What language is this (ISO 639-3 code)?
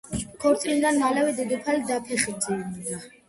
kat